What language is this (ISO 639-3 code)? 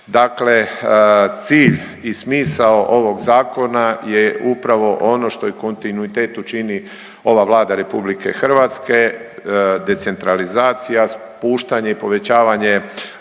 hrv